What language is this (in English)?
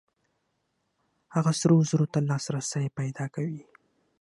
Pashto